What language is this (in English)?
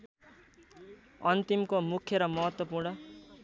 Nepali